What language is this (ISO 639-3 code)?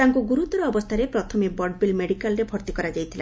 ori